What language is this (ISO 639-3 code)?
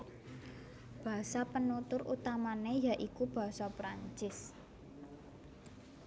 jav